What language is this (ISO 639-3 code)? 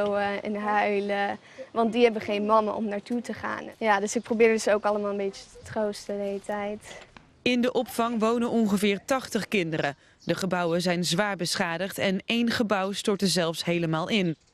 nld